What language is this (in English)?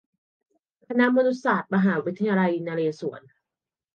Thai